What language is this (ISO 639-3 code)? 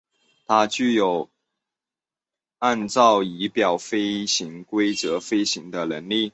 zho